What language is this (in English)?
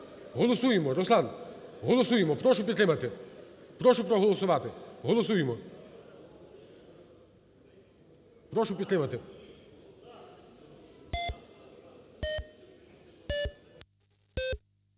Ukrainian